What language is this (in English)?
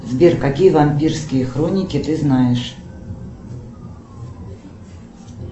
Russian